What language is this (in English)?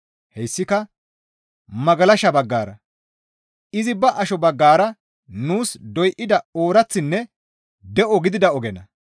Gamo